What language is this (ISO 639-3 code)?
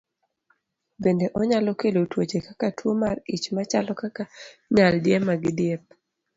luo